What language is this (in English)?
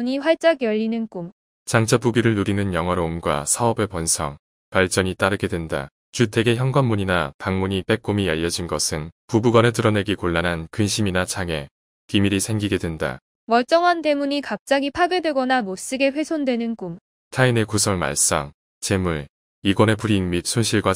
Korean